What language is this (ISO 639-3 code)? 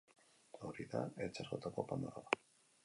eus